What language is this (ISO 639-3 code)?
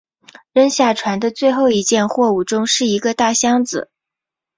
zho